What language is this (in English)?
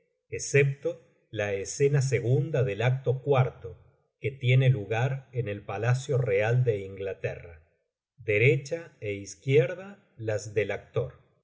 Spanish